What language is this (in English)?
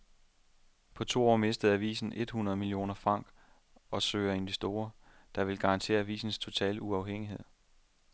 Danish